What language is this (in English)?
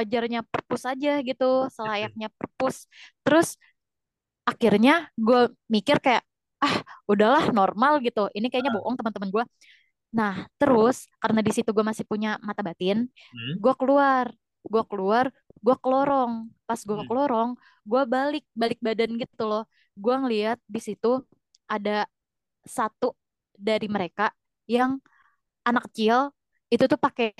Indonesian